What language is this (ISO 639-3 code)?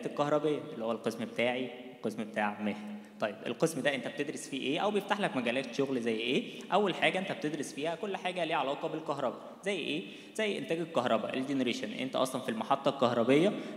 ara